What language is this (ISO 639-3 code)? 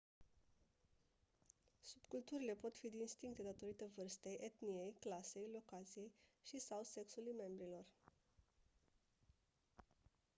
ron